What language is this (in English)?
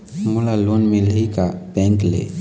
Chhattisgarhi